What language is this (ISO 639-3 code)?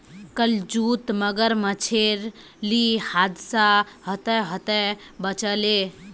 mag